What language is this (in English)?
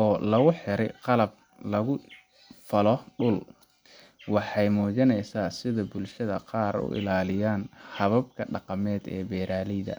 Somali